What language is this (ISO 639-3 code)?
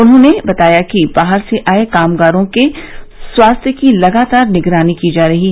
hin